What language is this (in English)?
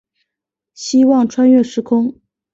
Chinese